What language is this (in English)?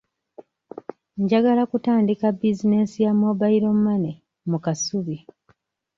Ganda